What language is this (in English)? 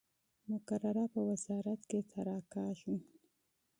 Pashto